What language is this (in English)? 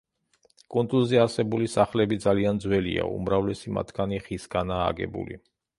Georgian